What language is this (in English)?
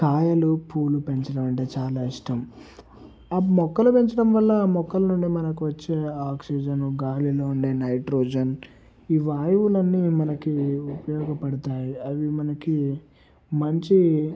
Telugu